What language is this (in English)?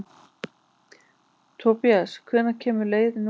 Icelandic